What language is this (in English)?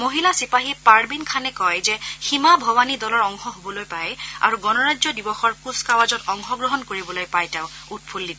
Assamese